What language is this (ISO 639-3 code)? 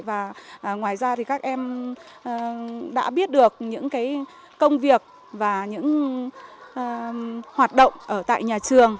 vie